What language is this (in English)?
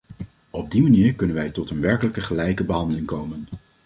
Dutch